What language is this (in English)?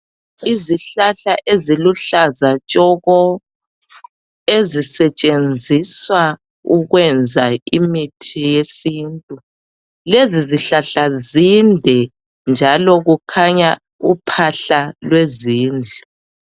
North Ndebele